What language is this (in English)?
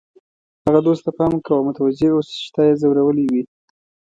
Pashto